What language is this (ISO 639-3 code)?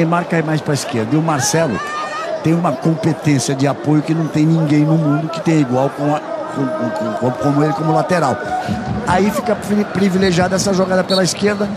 por